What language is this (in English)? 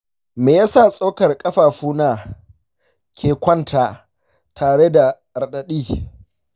Hausa